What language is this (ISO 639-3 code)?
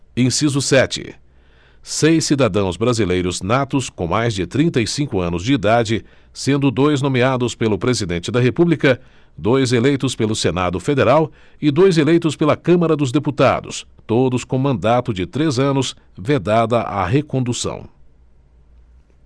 por